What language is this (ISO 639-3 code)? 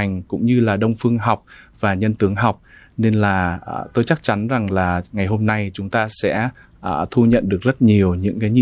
vie